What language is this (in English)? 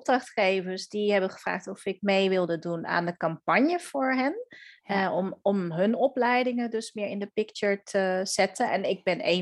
Dutch